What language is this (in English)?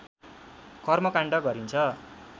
Nepali